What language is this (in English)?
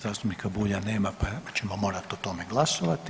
Croatian